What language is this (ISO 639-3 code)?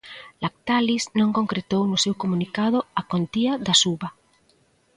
glg